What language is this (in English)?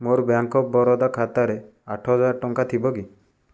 Odia